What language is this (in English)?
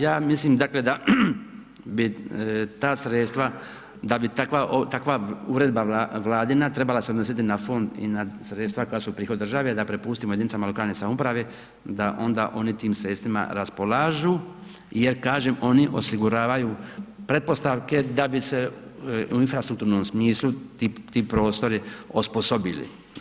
Croatian